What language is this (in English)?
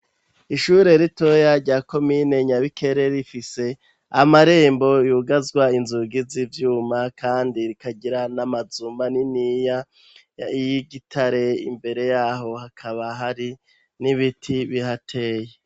Rundi